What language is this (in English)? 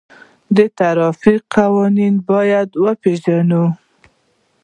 Pashto